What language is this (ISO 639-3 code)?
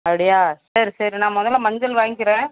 tam